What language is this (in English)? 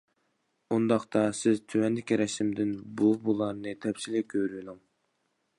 Uyghur